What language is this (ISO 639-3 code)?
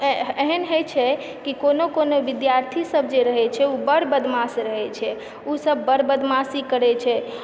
mai